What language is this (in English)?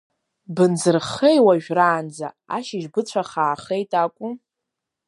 Abkhazian